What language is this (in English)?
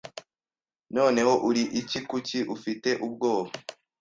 Kinyarwanda